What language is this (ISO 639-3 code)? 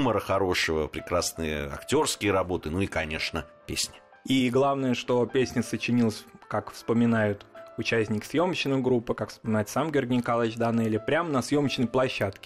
rus